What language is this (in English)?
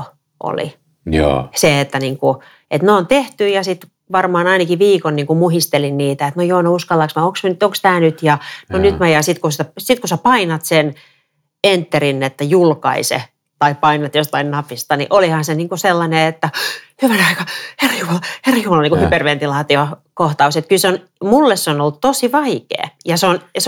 Finnish